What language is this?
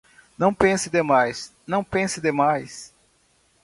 Portuguese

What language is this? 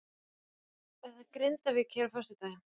Icelandic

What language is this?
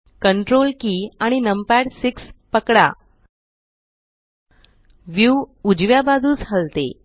Marathi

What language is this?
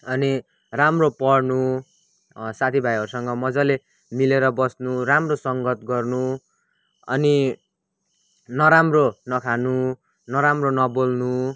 Nepali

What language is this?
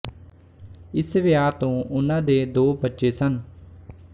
Punjabi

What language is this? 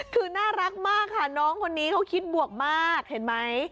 Thai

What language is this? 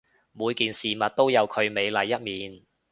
Cantonese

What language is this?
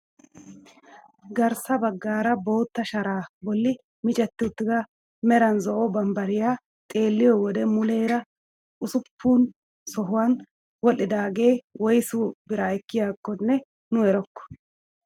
Wolaytta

